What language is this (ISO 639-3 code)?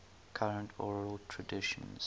eng